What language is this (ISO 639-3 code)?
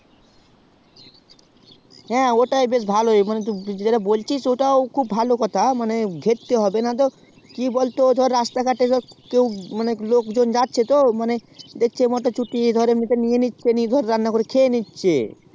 ben